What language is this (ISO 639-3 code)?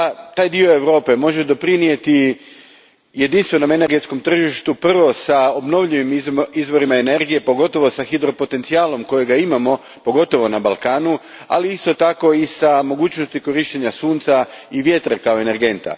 hrv